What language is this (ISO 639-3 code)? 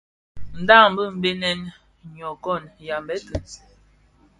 ksf